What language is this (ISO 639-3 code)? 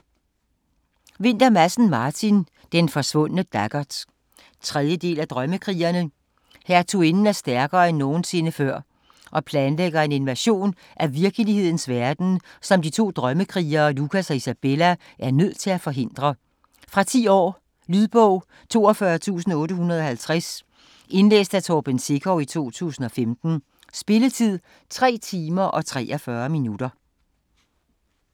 dan